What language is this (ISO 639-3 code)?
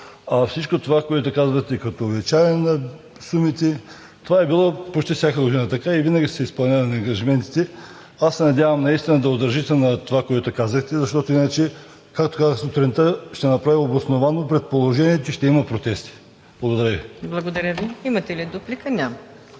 bul